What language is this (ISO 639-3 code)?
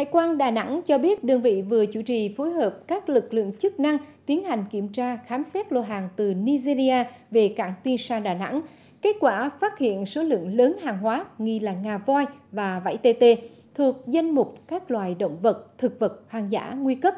vie